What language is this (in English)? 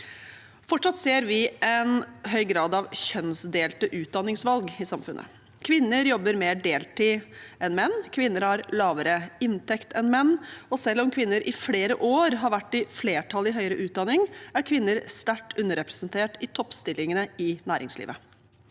Norwegian